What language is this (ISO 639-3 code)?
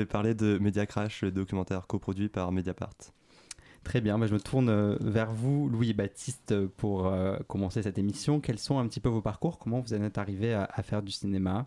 fra